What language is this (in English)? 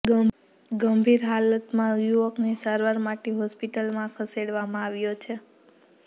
Gujarati